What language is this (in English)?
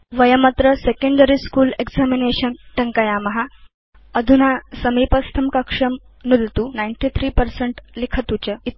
Sanskrit